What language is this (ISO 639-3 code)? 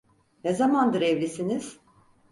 tur